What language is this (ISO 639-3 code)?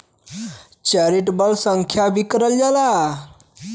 bho